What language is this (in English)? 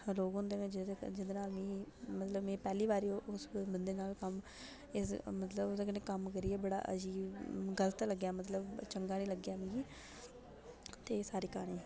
Dogri